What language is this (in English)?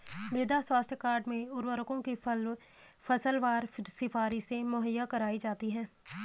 Hindi